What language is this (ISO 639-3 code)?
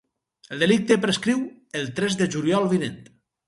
cat